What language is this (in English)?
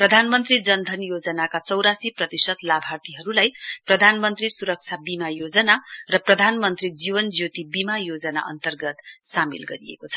Nepali